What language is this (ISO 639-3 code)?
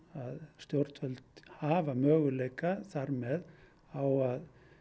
isl